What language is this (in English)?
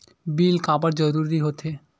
Chhattisgarhi